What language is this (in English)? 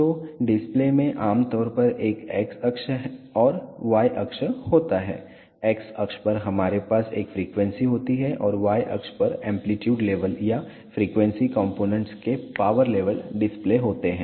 Hindi